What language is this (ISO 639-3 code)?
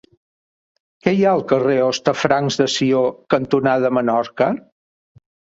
cat